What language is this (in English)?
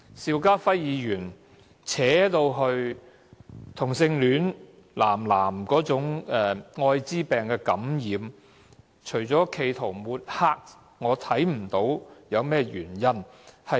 Cantonese